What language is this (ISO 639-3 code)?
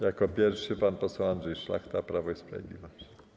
pol